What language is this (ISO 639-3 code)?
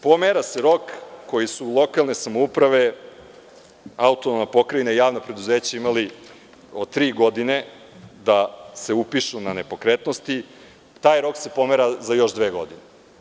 srp